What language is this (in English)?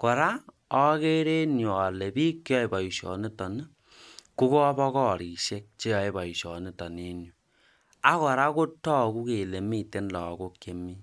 Kalenjin